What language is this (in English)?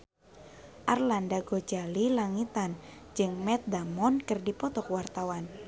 Sundanese